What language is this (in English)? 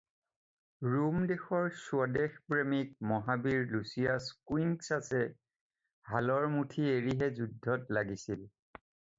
Assamese